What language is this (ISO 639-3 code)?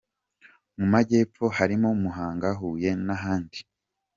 kin